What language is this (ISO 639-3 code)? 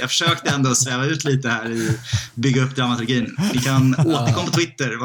swe